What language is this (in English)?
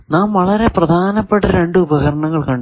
Malayalam